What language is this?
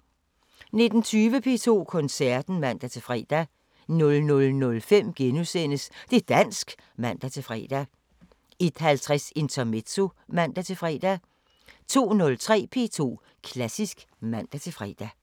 Danish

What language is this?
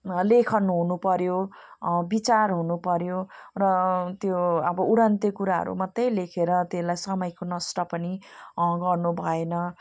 Nepali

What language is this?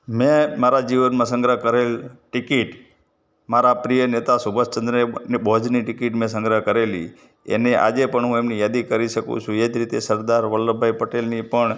Gujarati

